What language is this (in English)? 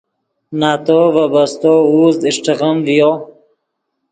Yidgha